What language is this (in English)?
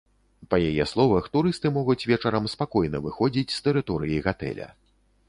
Belarusian